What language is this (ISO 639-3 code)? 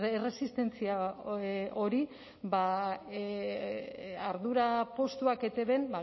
eus